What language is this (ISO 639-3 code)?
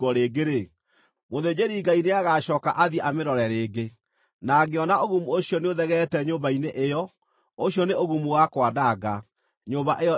kik